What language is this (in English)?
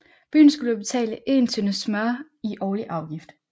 Danish